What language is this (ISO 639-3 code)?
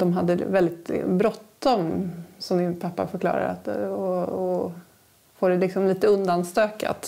swe